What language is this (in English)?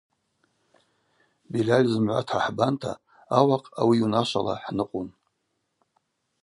Abaza